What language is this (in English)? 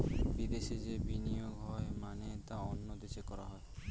Bangla